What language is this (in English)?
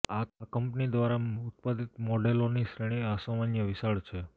Gujarati